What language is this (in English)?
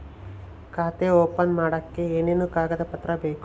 Kannada